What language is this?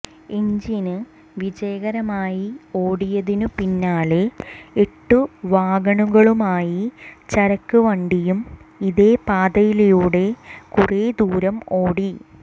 Malayalam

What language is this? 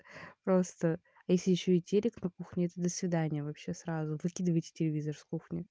Russian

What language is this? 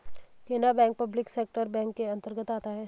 Hindi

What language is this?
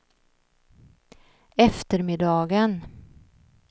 Swedish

